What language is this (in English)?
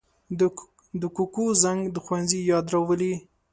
Pashto